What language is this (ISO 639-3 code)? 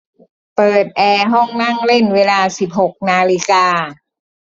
tha